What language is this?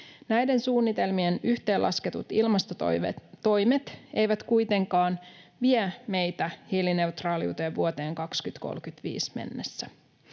Finnish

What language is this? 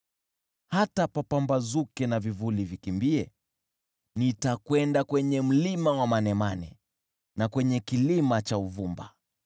Swahili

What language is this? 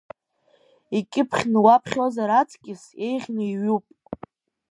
Abkhazian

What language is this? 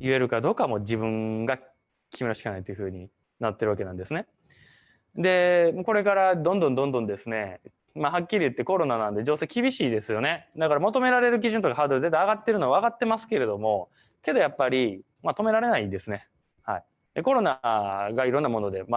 Japanese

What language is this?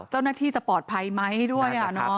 Thai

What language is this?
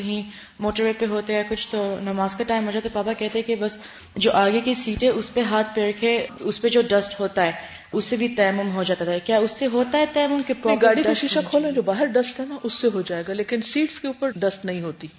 Urdu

